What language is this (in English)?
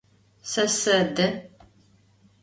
Adyghe